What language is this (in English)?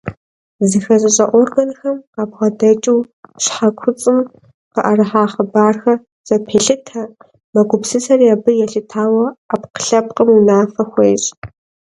Kabardian